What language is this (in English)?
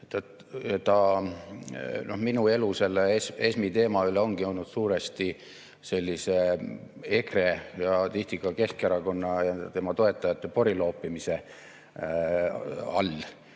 Estonian